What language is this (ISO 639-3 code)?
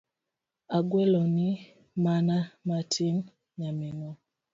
luo